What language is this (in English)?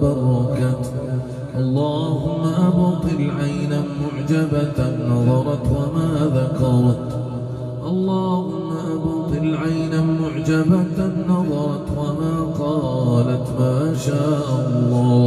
Arabic